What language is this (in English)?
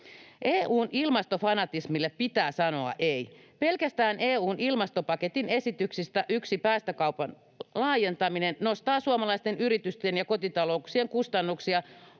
Finnish